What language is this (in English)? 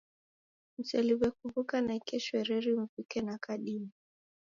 Taita